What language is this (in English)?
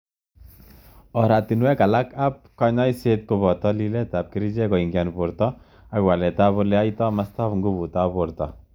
Kalenjin